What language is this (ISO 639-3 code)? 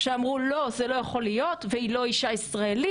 heb